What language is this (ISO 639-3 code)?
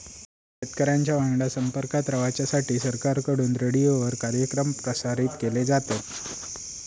mar